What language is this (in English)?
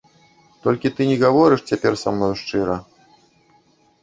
Belarusian